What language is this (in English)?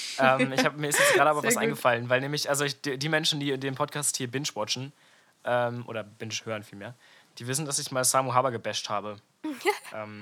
German